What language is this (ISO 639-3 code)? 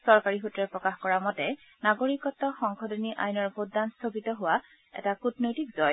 asm